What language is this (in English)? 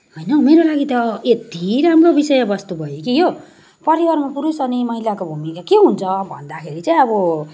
Nepali